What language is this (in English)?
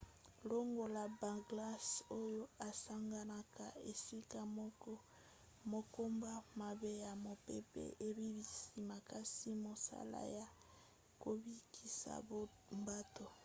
Lingala